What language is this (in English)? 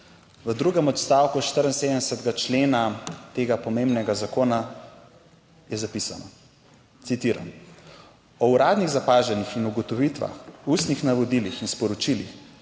Slovenian